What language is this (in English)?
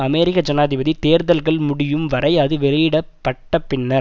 Tamil